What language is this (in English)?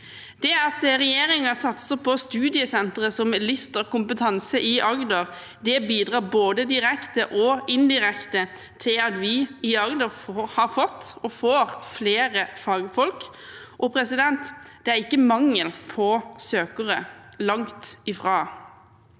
Norwegian